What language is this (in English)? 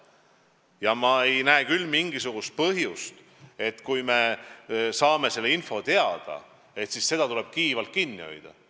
Estonian